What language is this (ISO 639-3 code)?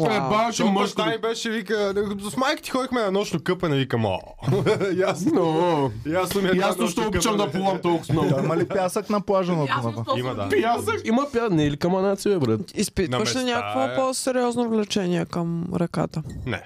bul